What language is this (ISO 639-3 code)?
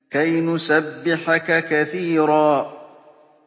ara